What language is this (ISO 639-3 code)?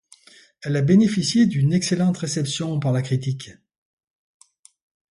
fra